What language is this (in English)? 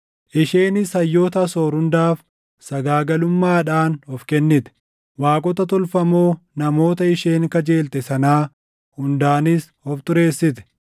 Oromo